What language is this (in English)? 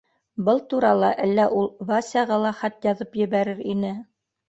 Bashkir